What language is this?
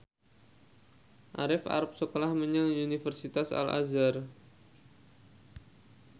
Javanese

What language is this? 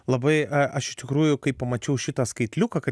Lithuanian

